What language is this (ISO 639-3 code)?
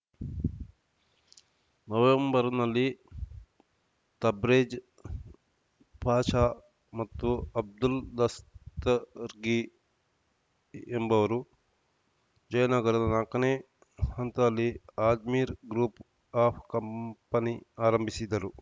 kan